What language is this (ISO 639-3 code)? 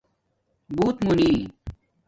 dmk